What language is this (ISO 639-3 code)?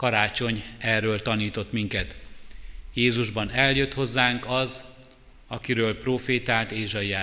hun